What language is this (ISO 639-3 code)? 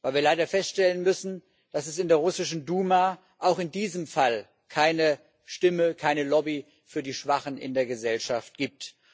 deu